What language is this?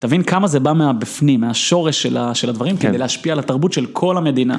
Hebrew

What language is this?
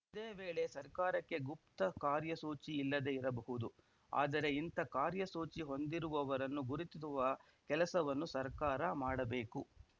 Kannada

